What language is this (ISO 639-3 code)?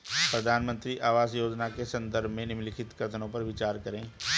hin